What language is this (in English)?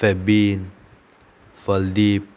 Konkani